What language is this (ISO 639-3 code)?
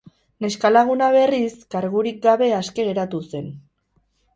eus